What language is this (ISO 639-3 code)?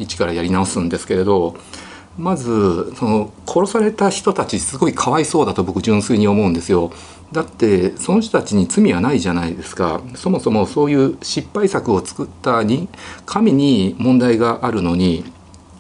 jpn